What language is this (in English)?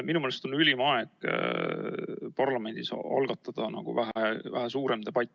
Estonian